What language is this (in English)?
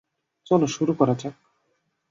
Bangla